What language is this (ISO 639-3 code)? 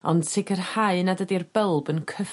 cym